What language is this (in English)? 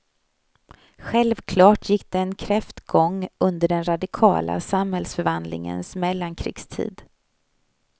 Swedish